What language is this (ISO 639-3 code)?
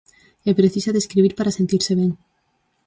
glg